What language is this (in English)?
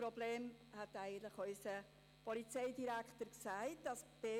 Swiss German